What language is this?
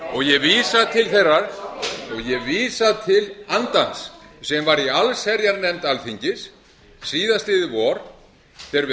Icelandic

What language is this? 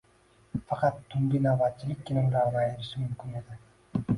Uzbek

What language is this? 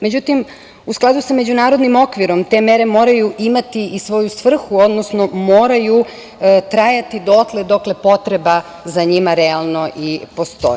Serbian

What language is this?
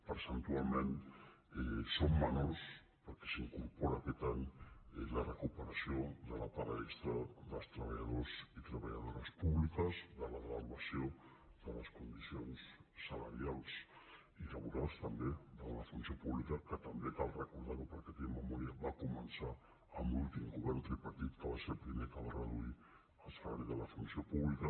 Catalan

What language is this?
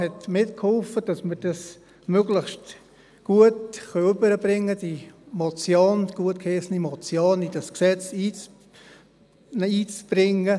Swiss German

